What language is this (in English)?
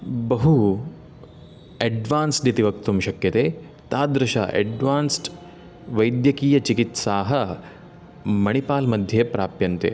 Sanskrit